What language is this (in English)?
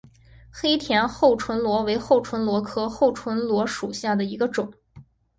Chinese